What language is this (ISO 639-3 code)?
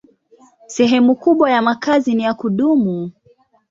swa